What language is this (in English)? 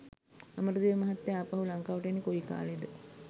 Sinhala